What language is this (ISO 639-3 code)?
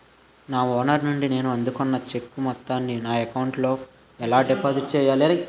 tel